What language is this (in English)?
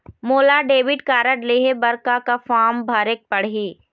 Chhattisgarhi